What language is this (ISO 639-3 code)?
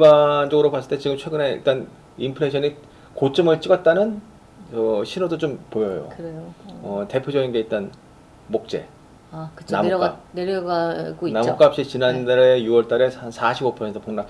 kor